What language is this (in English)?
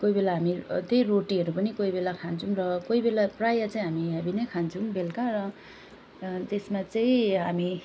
Nepali